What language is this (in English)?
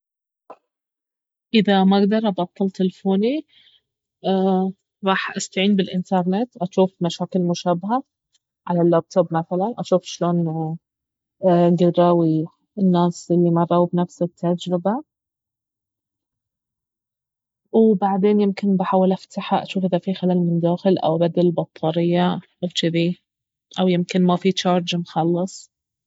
Baharna Arabic